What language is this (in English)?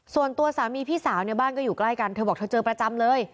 Thai